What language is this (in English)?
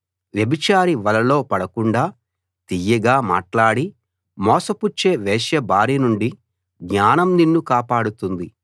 Telugu